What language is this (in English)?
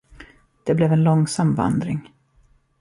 Swedish